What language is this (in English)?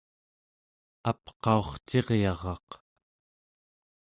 Central Yupik